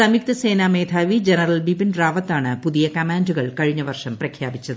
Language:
Malayalam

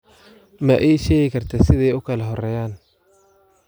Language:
Somali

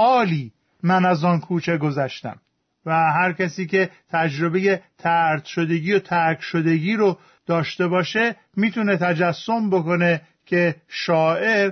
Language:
Persian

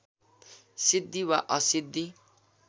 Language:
Nepali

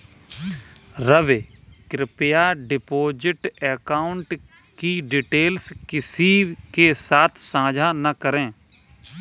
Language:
Hindi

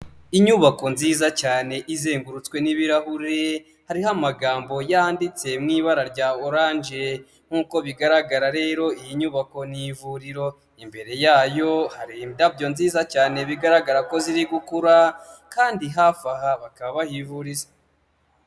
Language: Kinyarwanda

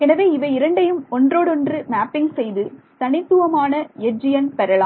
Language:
Tamil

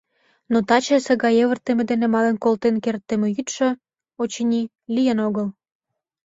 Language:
Mari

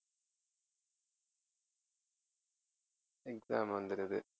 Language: Tamil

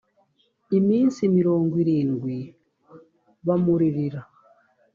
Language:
Kinyarwanda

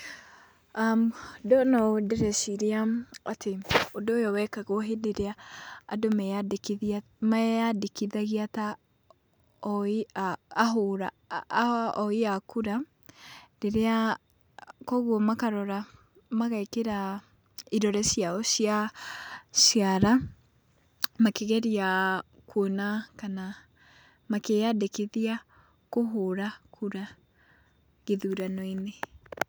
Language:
Kikuyu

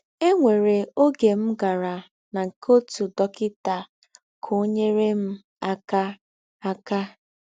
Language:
Igbo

